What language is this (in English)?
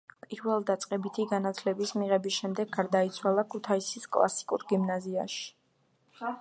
Georgian